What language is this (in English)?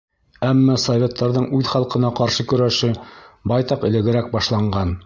Bashkir